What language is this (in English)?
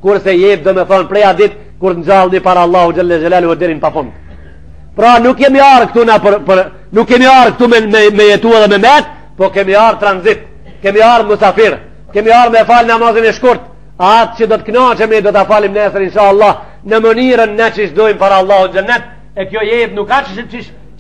Arabic